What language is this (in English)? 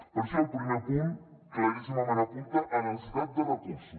Catalan